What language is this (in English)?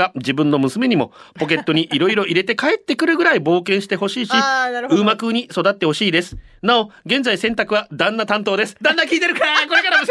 Japanese